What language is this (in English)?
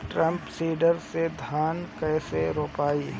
Bhojpuri